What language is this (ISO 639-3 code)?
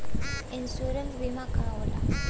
bho